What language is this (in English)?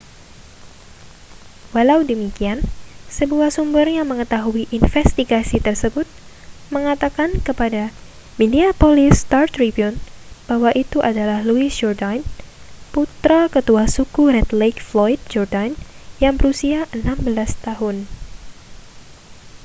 Indonesian